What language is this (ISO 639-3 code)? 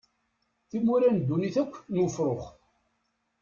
kab